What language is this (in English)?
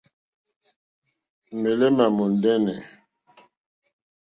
Mokpwe